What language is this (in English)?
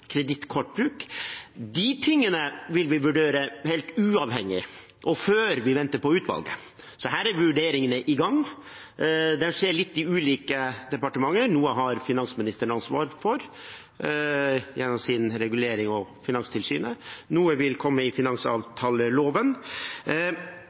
Norwegian Bokmål